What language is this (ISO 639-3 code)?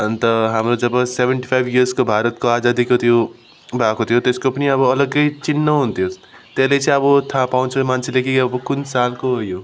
nep